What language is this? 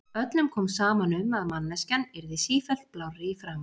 Icelandic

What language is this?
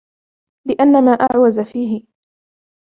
Arabic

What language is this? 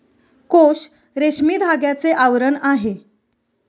Marathi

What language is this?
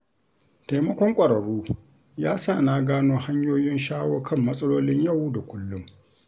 Hausa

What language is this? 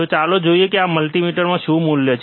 Gujarati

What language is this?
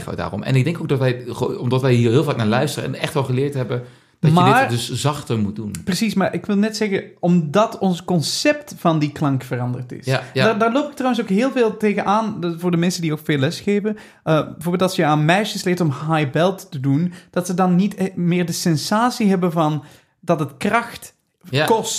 Dutch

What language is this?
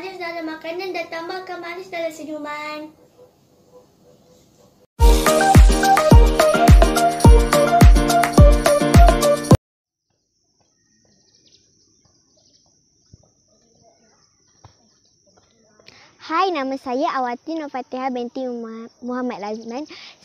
Malay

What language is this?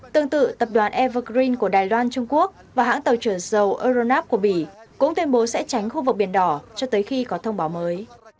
Vietnamese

